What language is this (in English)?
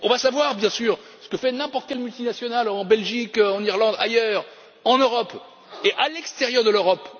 French